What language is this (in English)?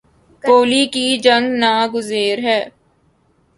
Urdu